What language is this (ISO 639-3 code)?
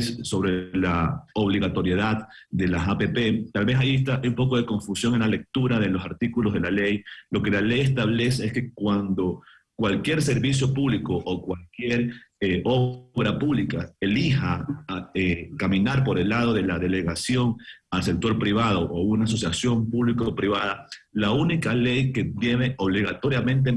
spa